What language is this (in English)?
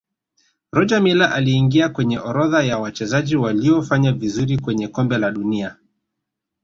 Swahili